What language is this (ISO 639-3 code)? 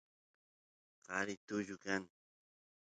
qus